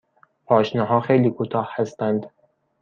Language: Persian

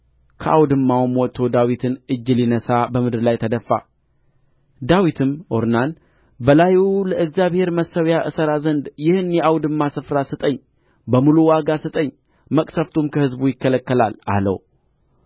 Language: Amharic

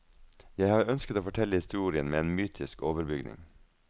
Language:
Norwegian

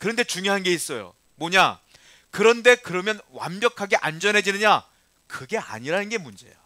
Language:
Korean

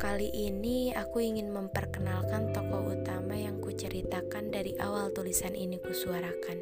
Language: Indonesian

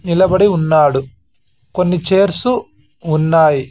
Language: Telugu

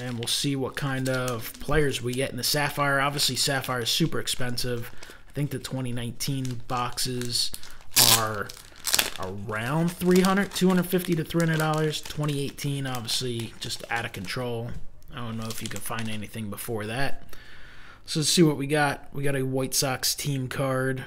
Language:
English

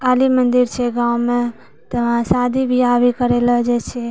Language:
Maithili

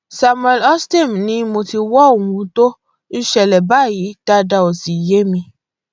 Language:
Yoruba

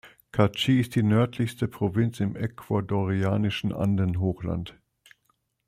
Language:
German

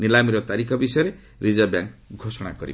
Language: Odia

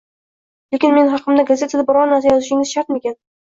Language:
Uzbek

